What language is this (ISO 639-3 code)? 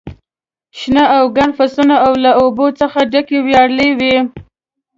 pus